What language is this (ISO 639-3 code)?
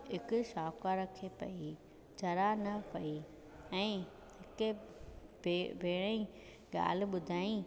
snd